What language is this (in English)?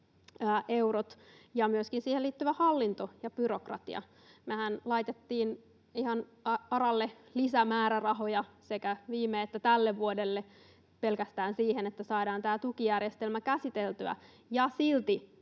Finnish